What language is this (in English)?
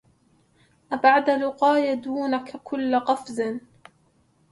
Arabic